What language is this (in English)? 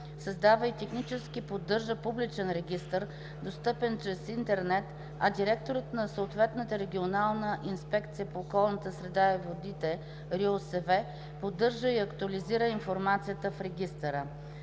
Bulgarian